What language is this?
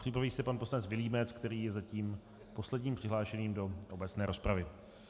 Czech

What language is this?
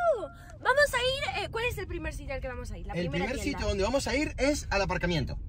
Spanish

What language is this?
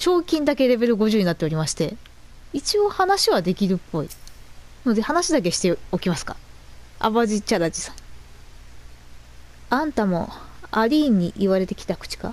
Japanese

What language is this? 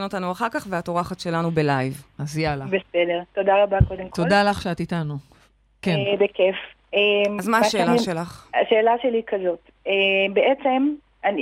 Hebrew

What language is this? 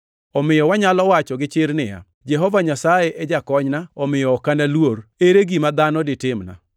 Luo (Kenya and Tanzania)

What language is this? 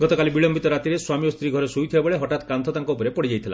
Odia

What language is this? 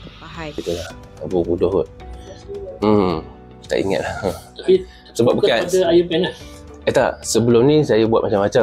Malay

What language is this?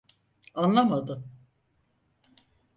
Turkish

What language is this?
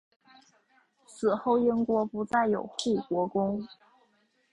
Chinese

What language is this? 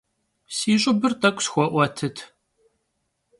Kabardian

